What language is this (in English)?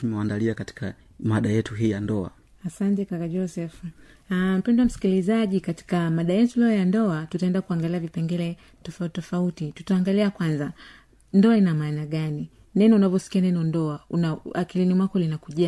Swahili